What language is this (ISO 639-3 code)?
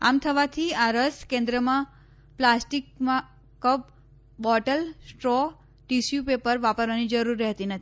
guj